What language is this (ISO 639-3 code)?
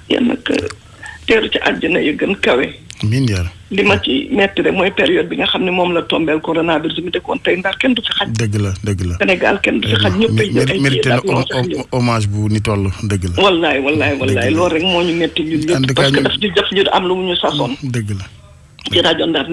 fra